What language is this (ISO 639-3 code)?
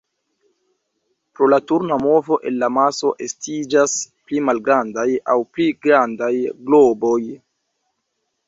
epo